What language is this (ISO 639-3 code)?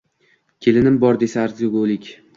uzb